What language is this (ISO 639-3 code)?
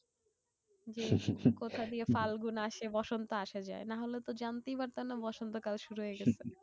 ben